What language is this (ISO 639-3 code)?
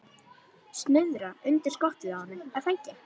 isl